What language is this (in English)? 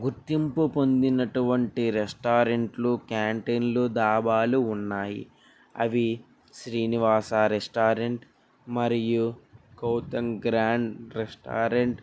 Telugu